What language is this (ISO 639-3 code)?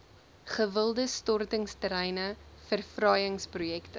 afr